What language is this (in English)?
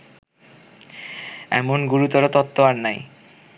Bangla